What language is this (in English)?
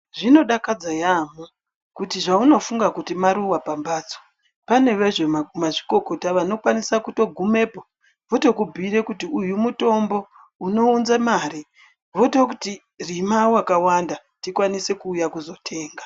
Ndau